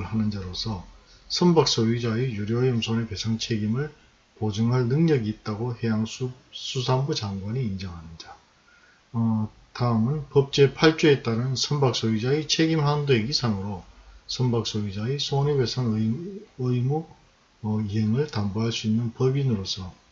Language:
Korean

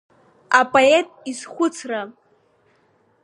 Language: Abkhazian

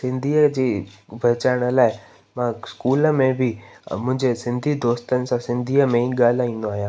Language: Sindhi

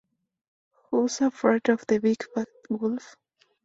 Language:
Spanish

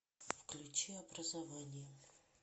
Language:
Russian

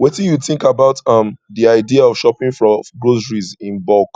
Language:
Nigerian Pidgin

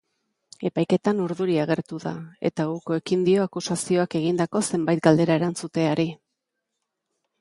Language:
Basque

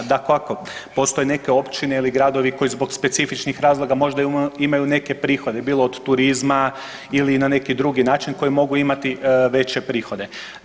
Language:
Croatian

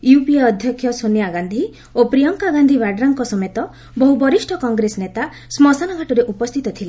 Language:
Odia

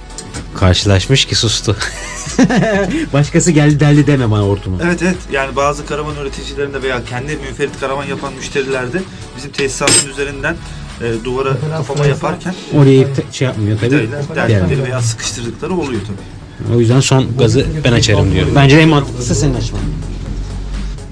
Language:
Turkish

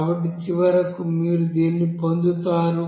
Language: Telugu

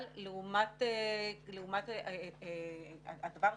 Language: Hebrew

